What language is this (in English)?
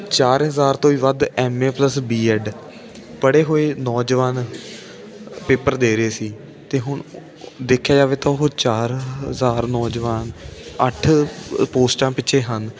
Punjabi